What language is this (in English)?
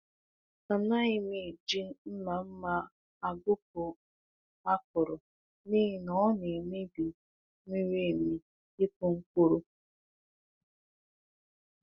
Igbo